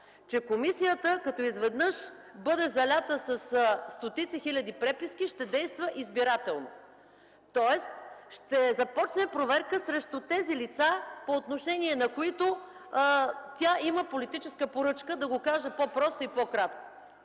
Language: Bulgarian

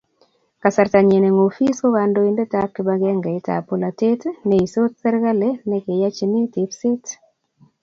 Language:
Kalenjin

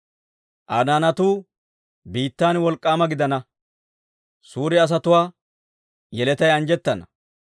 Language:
Dawro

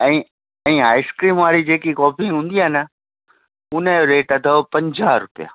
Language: Sindhi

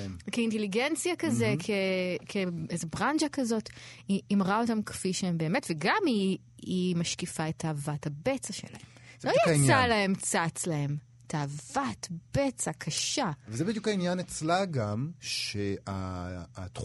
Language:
Hebrew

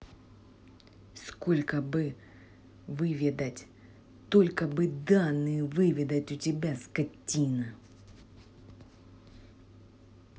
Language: Russian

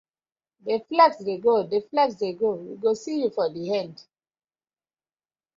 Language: Nigerian Pidgin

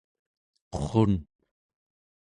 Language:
Central Yupik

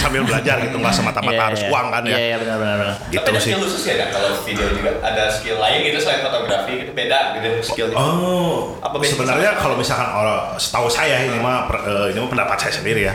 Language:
Indonesian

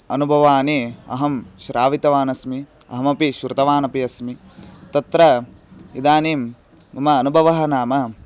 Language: Sanskrit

